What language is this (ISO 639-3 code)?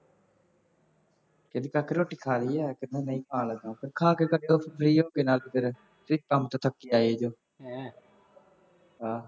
pan